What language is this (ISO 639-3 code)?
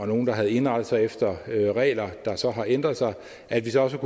dan